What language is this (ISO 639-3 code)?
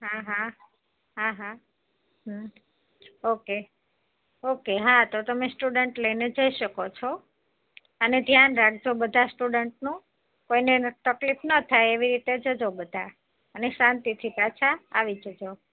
guj